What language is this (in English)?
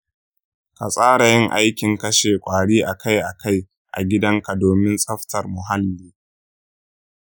Hausa